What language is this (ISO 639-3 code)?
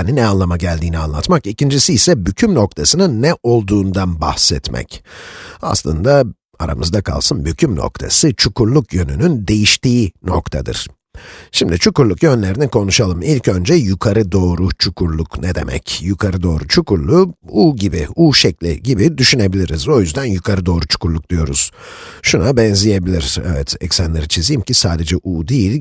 tur